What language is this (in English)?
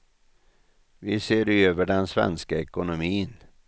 Swedish